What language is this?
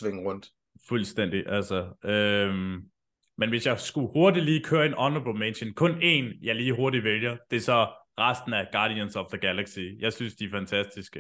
Danish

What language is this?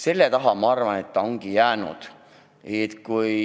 Estonian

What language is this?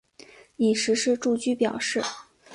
Chinese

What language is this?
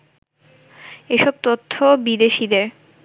Bangla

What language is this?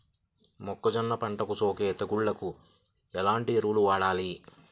Telugu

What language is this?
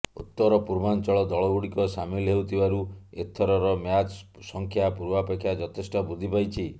Odia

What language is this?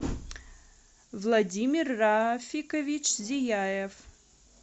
Russian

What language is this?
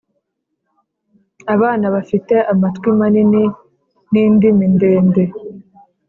Kinyarwanda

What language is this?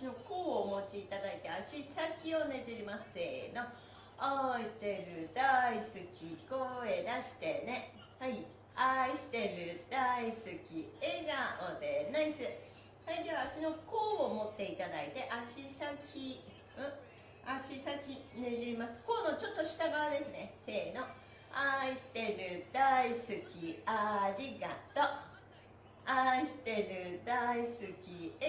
Japanese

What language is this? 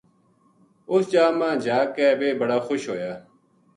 Gujari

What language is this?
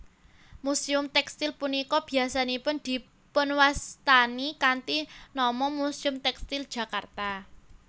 Javanese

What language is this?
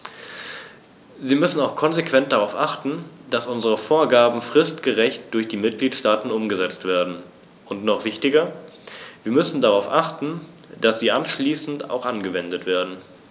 German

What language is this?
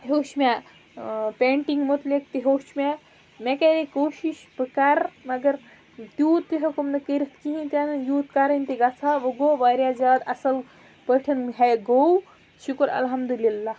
Kashmiri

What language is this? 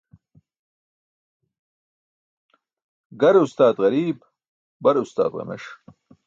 Burushaski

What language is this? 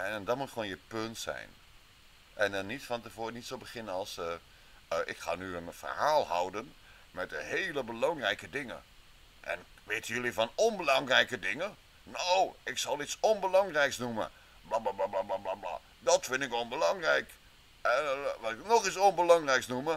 Dutch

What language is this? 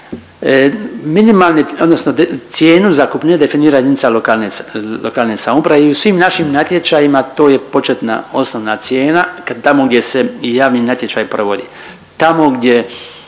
Croatian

